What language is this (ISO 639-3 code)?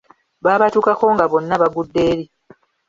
lug